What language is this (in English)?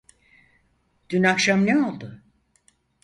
Turkish